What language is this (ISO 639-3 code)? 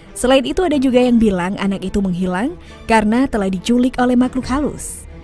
ind